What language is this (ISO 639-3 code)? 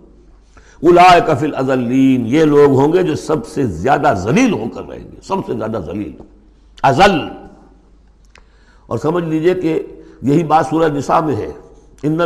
urd